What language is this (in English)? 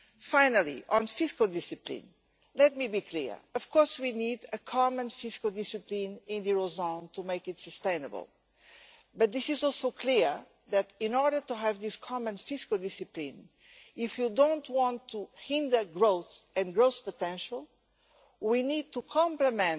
English